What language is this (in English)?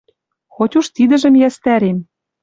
Western Mari